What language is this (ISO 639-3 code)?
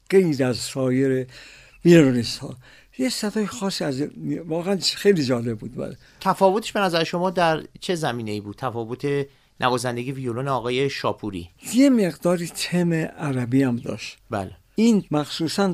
fas